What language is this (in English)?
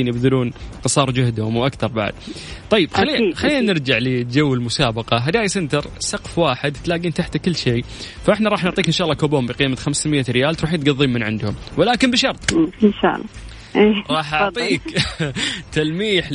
Arabic